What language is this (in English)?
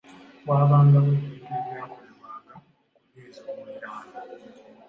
Ganda